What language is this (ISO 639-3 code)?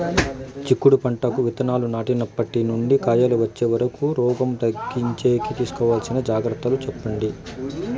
tel